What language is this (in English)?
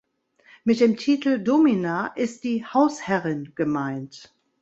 German